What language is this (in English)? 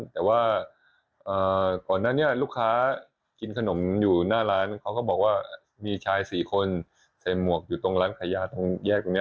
Thai